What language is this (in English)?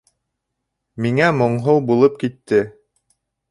Bashkir